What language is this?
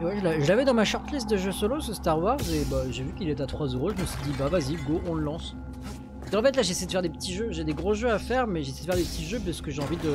French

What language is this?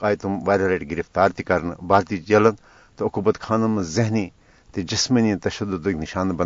Urdu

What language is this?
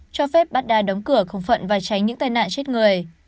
Vietnamese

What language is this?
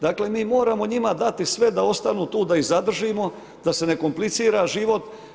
Croatian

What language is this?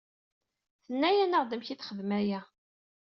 Kabyle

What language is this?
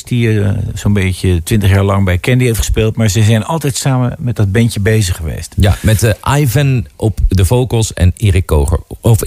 Dutch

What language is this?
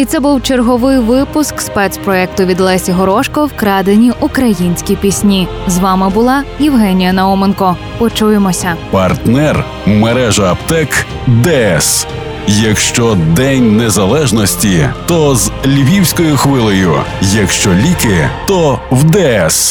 Ukrainian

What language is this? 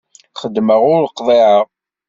Kabyle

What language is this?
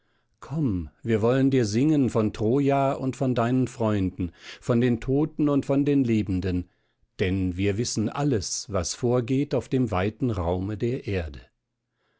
German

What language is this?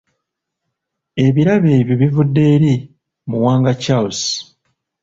Ganda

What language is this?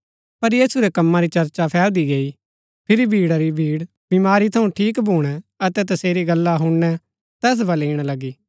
Gaddi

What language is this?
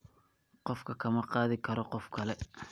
Somali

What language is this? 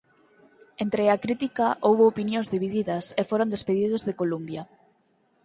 Galician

